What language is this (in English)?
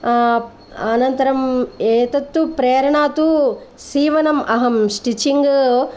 Sanskrit